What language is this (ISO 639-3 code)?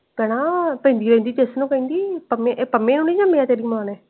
pan